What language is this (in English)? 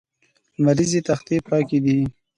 Pashto